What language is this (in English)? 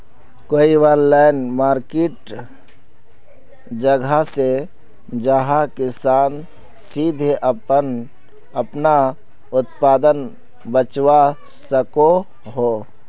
Magahi